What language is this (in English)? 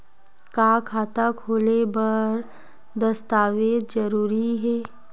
Chhattisgarhi